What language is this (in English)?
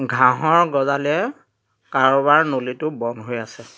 Assamese